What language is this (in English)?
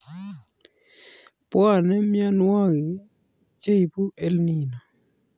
Kalenjin